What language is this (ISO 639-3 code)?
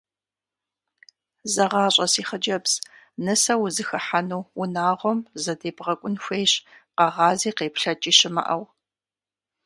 kbd